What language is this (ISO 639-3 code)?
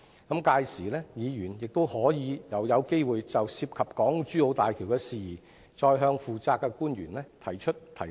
yue